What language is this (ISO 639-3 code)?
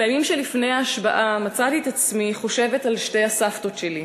heb